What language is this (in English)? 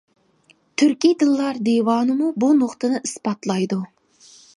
Uyghur